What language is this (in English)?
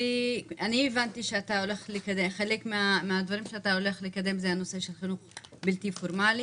Hebrew